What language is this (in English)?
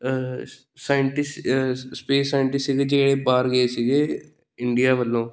Punjabi